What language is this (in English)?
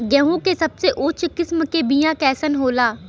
Bhojpuri